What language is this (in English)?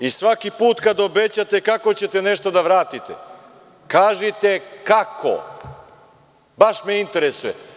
Serbian